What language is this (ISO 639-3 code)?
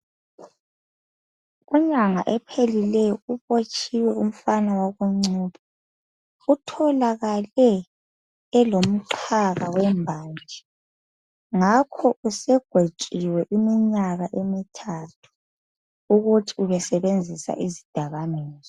nde